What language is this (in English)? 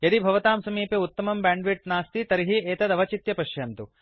Sanskrit